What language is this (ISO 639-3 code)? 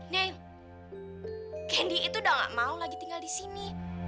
ind